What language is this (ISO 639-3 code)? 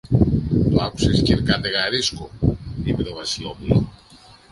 ell